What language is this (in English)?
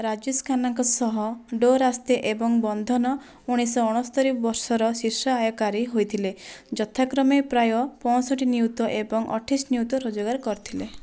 Odia